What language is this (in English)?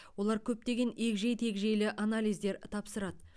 Kazakh